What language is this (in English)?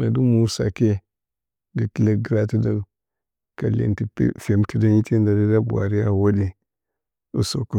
Bacama